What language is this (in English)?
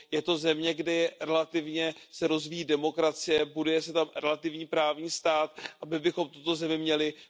Czech